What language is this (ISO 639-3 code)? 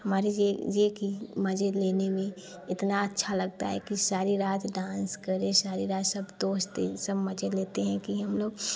hin